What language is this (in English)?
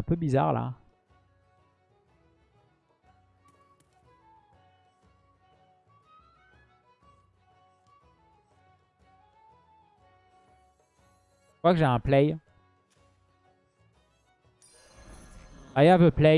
French